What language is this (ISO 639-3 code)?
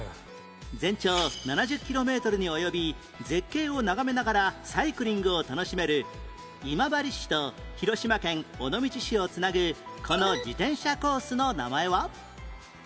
jpn